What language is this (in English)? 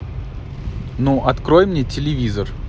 Russian